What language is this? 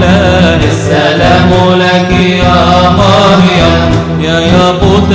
Arabic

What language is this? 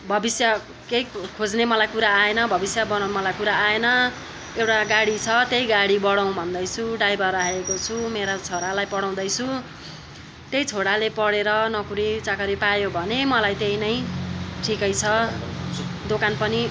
Nepali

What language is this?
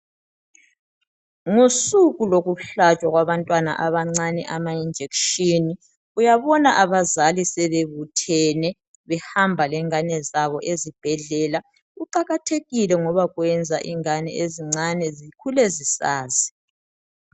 North Ndebele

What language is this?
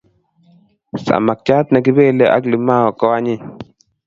Kalenjin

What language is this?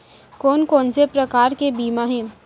Chhattisgarhi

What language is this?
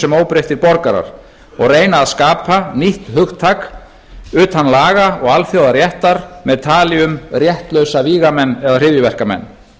Icelandic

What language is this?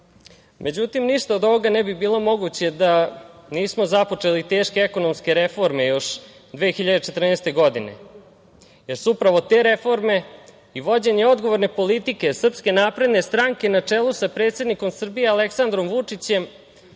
Serbian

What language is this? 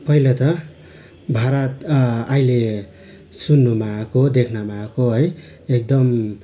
Nepali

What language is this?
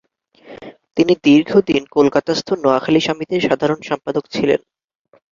Bangla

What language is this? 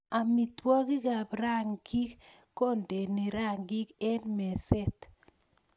Kalenjin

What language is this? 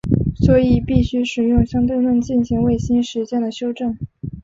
Chinese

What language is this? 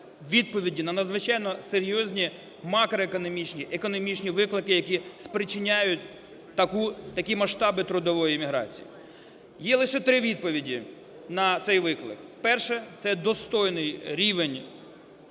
Ukrainian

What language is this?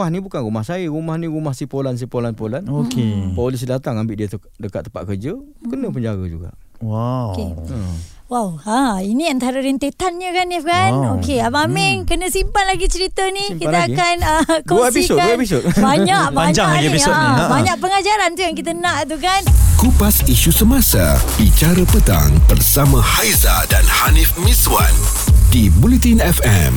Malay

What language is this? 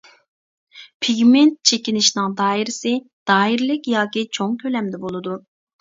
Uyghur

